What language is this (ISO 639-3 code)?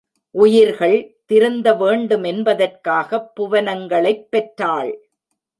tam